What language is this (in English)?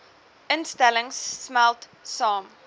Afrikaans